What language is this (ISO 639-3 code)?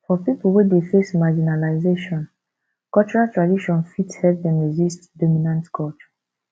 pcm